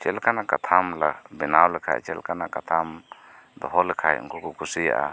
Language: Santali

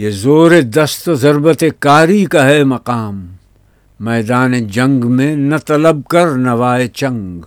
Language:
Urdu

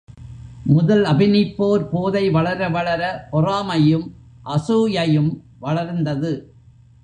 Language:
Tamil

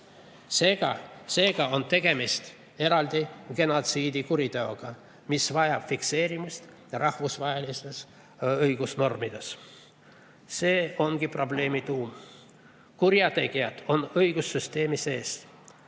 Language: Estonian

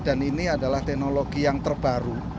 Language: Indonesian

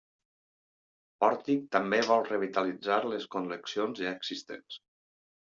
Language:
Catalan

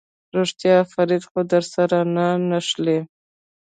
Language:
Pashto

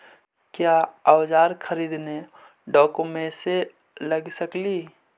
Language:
Magahi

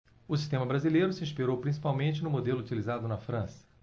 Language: Portuguese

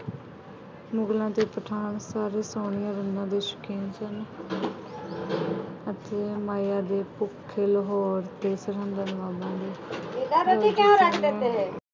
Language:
Punjabi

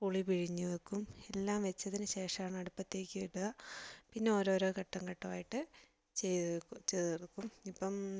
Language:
Malayalam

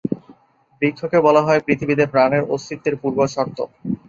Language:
Bangla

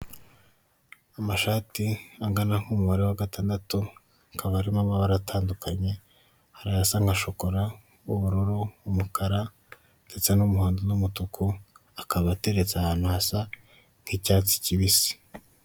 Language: Kinyarwanda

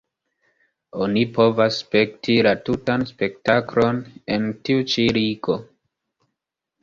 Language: Esperanto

